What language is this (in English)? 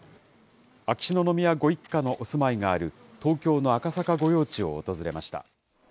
Japanese